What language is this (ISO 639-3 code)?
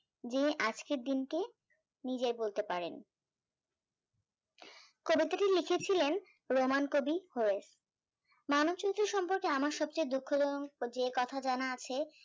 ben